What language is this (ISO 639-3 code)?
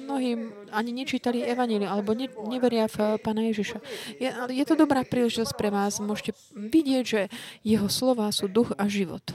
slk